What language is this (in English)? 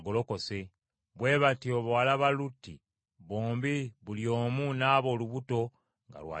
Ganda